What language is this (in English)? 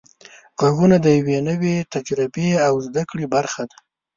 Pashto